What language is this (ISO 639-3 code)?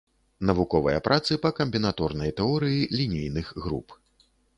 bel